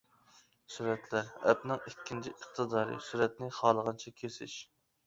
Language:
Uyghur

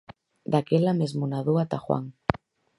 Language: Galician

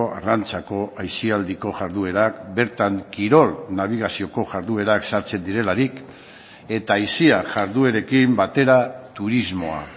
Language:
Basque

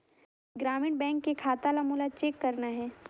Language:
Chhattisgarhi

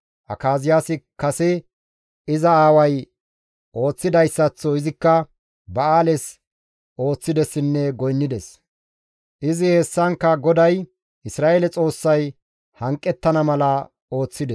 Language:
Gamo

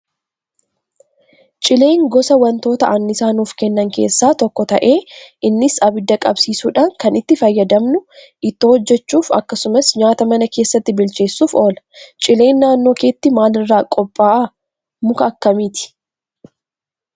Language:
Oromo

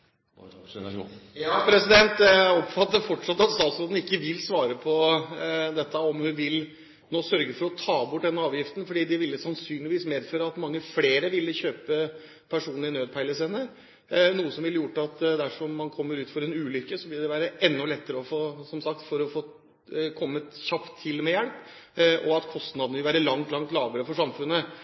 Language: Norwegian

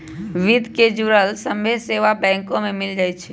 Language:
Magahi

